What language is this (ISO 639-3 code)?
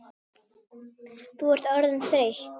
isl